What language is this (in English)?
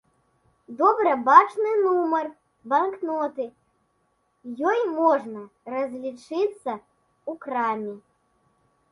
Belarusian